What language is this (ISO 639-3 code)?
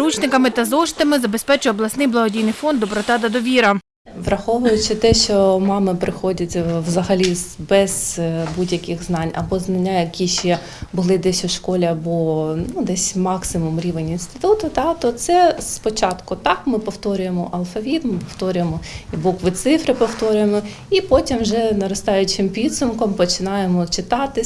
ukr